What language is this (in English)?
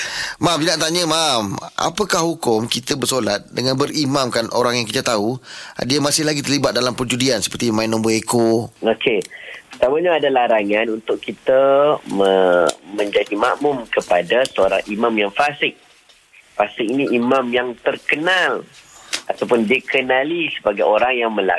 Malay